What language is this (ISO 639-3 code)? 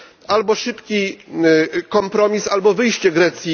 pol